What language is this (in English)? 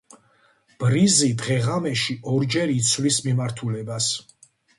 Georgian